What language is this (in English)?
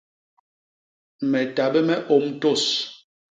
Basaa